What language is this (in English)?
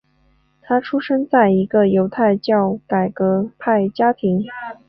Chinese